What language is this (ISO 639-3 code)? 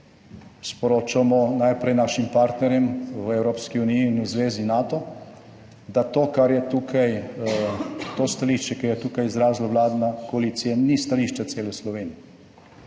slv